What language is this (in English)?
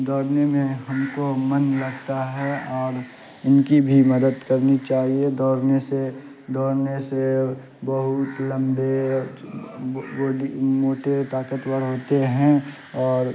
Urdu